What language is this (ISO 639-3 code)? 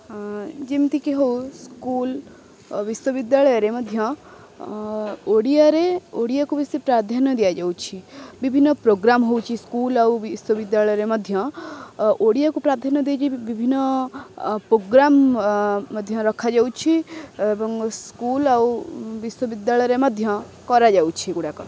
ori